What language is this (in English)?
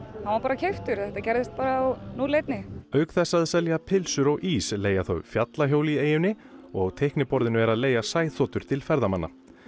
Icelandic